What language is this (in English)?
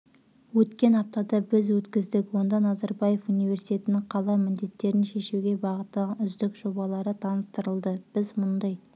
Kazakh